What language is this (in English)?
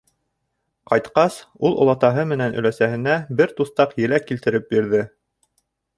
Bashkir